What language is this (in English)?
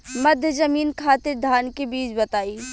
Bhojpuri